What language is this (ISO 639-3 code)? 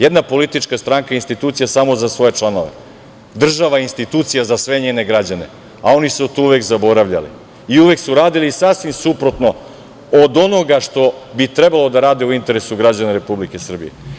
srp